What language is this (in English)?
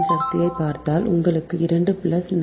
Tamil